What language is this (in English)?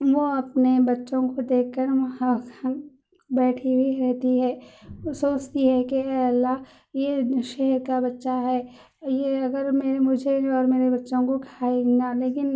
Urdu